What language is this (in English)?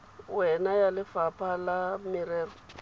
Tswana